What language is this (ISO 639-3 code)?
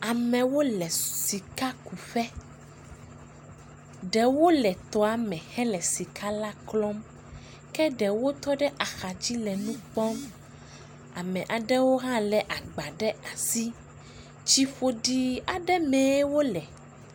ewe